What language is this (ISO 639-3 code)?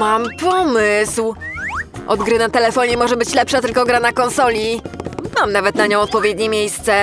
pol